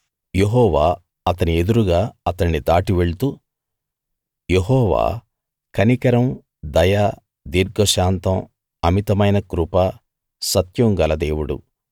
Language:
Telugu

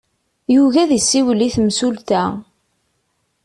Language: Kabyle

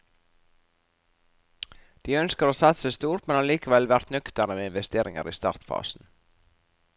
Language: Norwegian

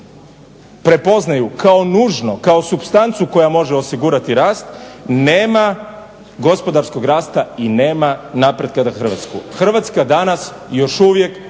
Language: Croatian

